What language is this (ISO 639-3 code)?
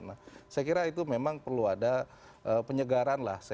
ind